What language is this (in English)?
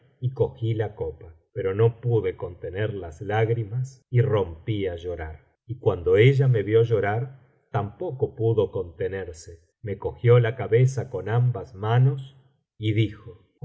Spanish